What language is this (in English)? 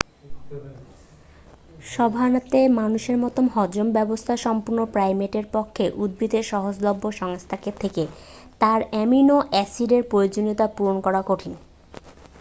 Bangla